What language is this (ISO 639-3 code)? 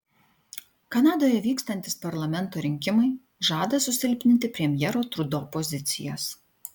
lit